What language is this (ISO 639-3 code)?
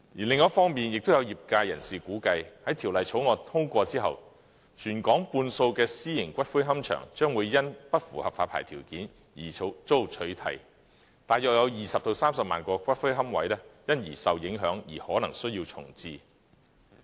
yue